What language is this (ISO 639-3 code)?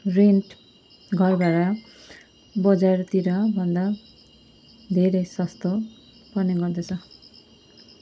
nep